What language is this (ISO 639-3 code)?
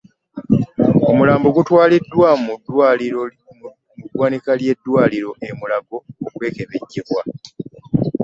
lug